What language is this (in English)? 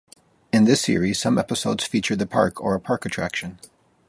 English